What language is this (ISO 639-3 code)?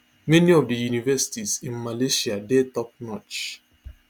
pcm